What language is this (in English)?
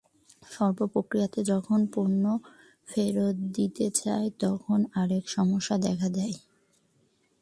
Bangla